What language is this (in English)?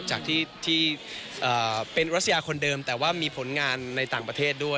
Thai